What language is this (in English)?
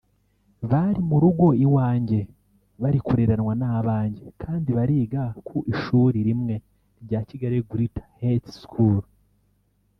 Kinyarwanda